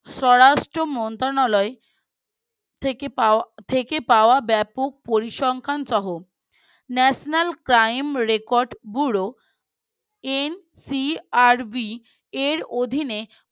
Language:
Bangla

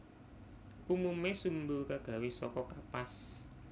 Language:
Javanese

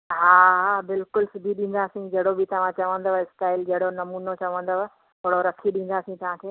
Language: Sindhi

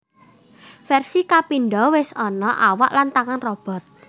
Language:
Javanese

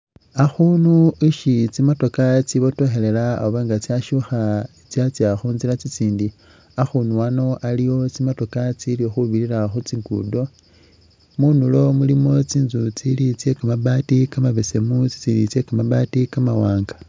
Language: Masaaba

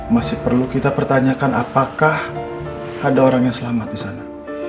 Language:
Indonesian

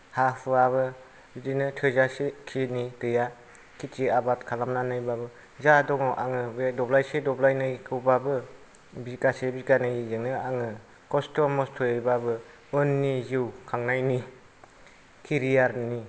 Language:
Bodo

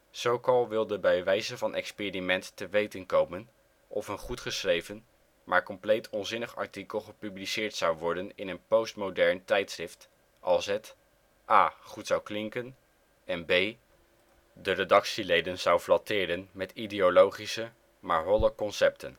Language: Dutch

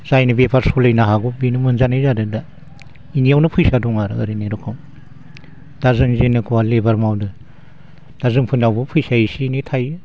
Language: Bodo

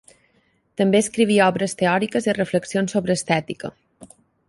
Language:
Catalan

